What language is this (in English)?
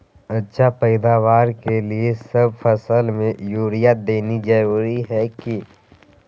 Magahi